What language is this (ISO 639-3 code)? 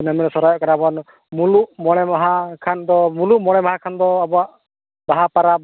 sat